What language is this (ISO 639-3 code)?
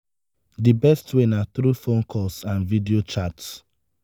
pcm